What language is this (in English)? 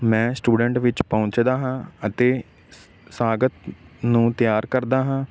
Punjabi